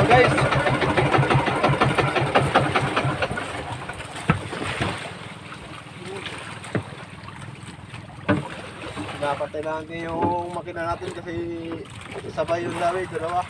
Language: Indonesian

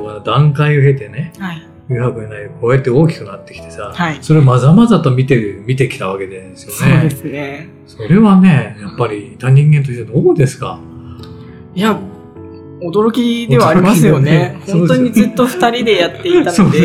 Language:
Japanese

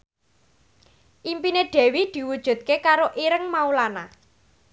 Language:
Javanese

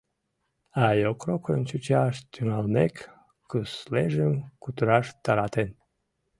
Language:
Mari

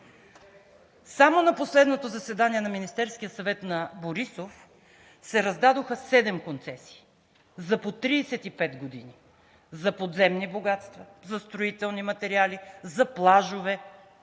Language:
Bulgarian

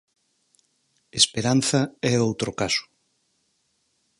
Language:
Galician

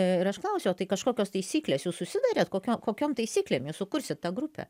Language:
Lithuanian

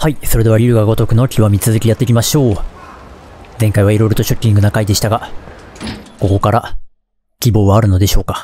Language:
Japanese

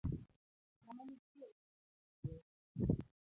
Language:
Luo (Kenya and Tanzania)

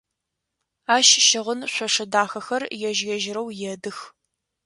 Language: Adyghe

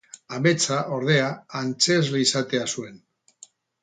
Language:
Basque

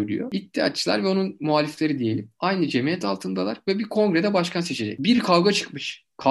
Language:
Turkish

